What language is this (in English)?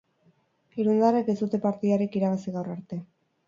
Basque